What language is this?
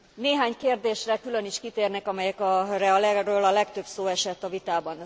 Hungarian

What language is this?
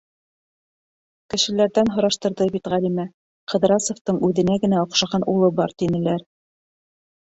Bashkir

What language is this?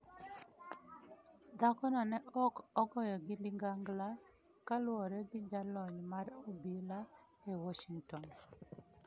Luo (Kenya and Tanzania)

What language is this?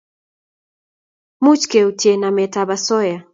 Kalenjin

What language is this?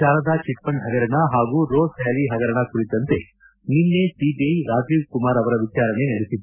Kannada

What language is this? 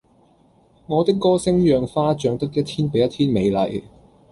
Cantonese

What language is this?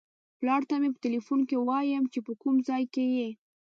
Pashto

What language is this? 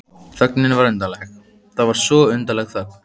Icelandic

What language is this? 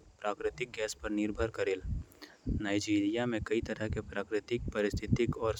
Korwa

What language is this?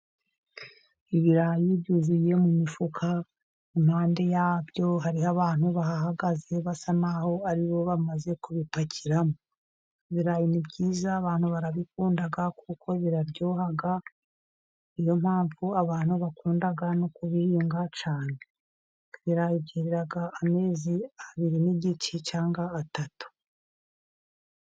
Kinyarwanda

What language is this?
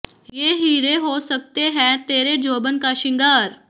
Punjabi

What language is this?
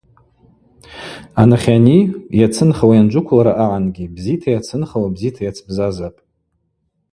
Abaza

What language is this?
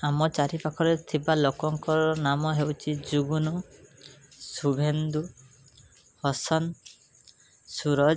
Odia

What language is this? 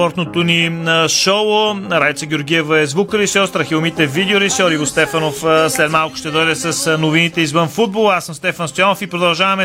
Bulgarian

